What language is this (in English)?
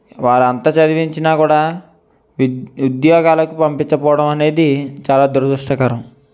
Telugu